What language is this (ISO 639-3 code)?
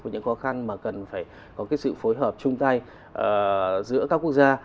vie